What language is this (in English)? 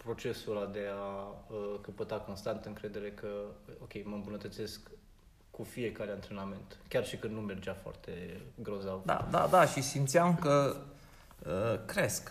Romanian